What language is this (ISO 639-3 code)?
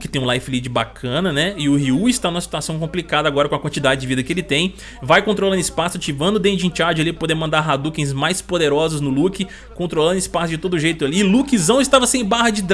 por